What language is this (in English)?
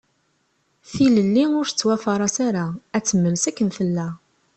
Kabyle